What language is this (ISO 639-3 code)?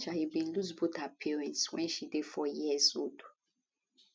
pcm